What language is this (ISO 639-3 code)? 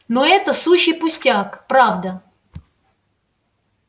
rus